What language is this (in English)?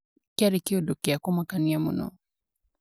Kikuyu